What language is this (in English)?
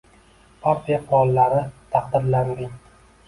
Uzbek